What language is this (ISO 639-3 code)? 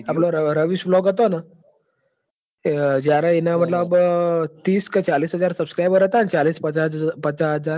guj